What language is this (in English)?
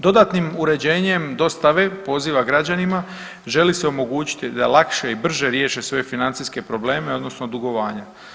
Croatian